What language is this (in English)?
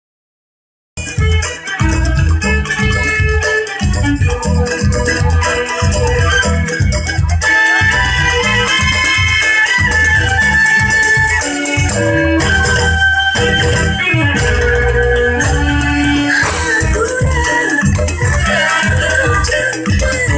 Indonesian